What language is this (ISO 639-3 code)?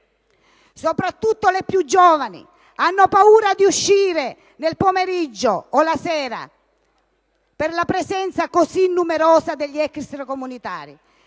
ita